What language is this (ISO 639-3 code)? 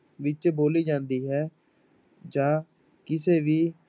pan